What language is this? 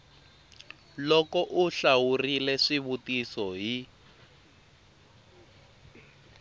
Tsonga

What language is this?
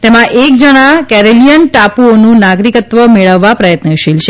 Gujarati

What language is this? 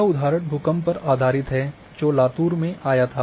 Hindi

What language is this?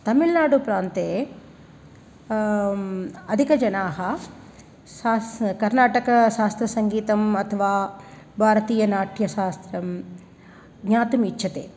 Sanskrit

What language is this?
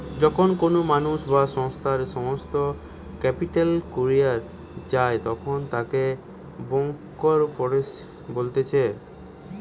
Bangla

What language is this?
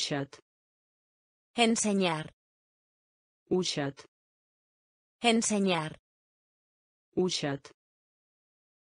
Russian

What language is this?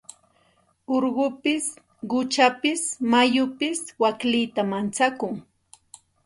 Santa Ana de Tusi Pasco Quechua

